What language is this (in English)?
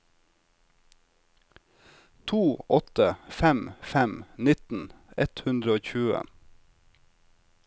Norwegian